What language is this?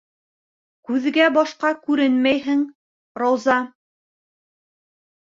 Bashkir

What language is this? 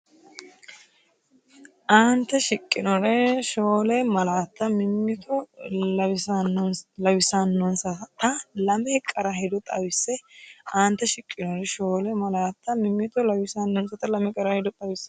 Sidamo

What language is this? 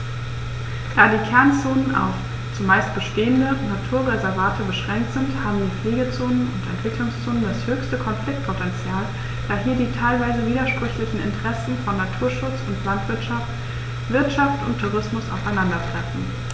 German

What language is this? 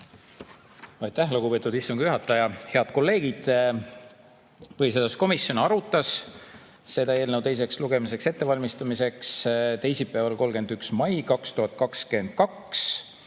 Estonian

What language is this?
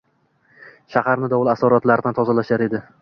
Uzbek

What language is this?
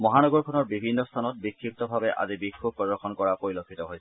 Assamese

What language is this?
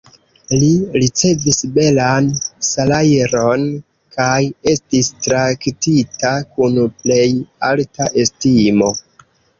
Esperanto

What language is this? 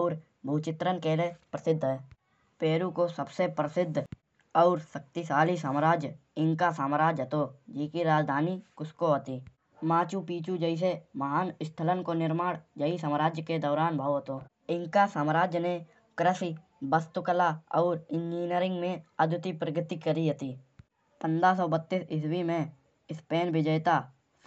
Kanauji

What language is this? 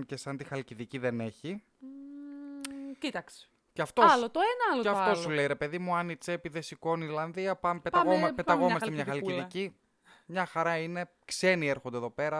Greek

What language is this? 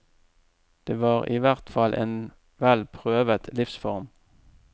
Norwegian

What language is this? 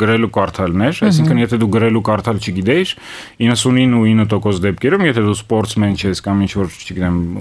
Romanian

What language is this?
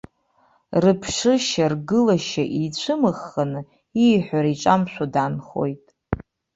Abkhazian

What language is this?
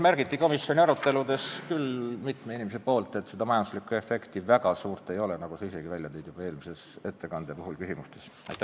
Estonian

